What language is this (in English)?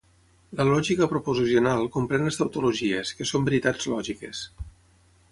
Catalan